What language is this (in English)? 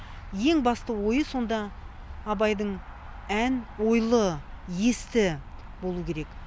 Kazakh